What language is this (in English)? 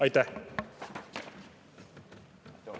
Estonian